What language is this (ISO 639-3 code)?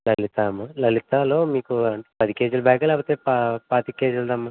tel